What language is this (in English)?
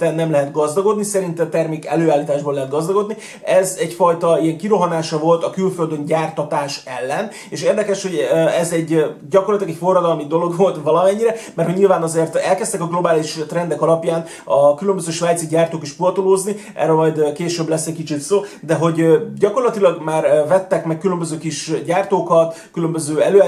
Hungarian